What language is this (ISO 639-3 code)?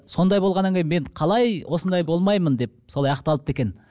kaz